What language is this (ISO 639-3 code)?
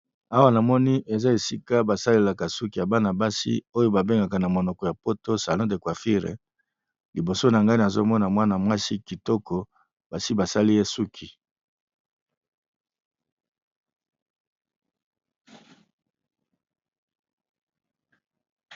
lin